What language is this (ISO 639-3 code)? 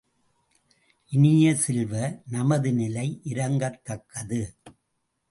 tam